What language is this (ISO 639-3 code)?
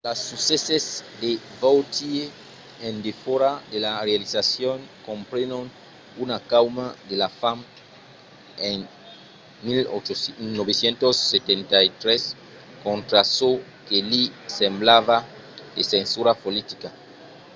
oci